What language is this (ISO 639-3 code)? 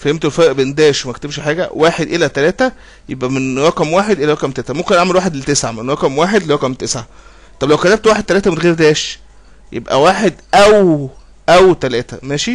ara